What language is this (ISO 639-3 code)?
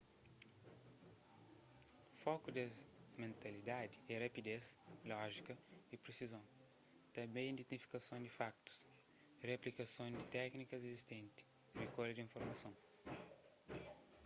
kea